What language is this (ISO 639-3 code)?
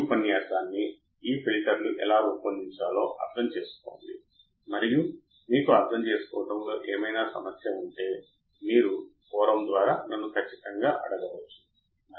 tel